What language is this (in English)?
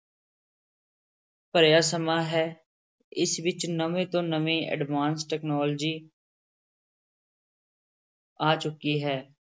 Punjabi